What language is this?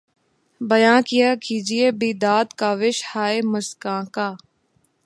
Urdu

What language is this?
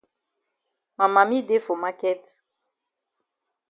Cameroon Pidgin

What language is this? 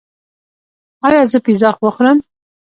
Pashto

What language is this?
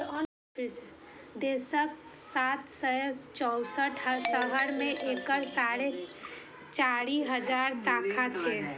Maithili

